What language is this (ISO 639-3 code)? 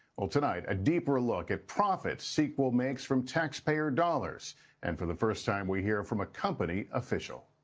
eng